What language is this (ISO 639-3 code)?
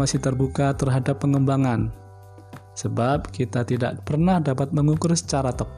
ind